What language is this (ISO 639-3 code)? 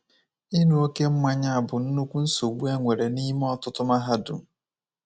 ibo